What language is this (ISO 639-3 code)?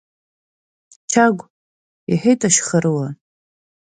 abk